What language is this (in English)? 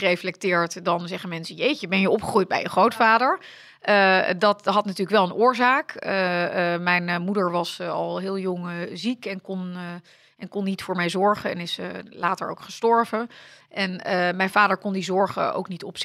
Dutch